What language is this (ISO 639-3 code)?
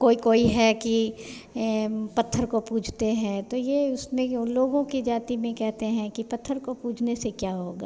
hin